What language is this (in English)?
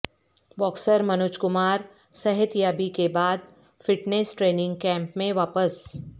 Urdu